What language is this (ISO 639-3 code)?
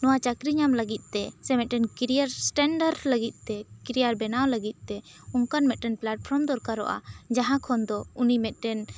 sat